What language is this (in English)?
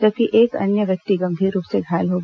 Hindi